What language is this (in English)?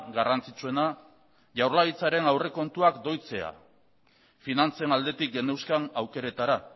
Basque